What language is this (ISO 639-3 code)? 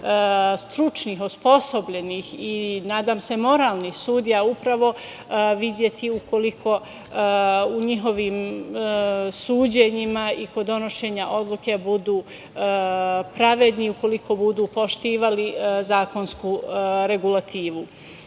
srp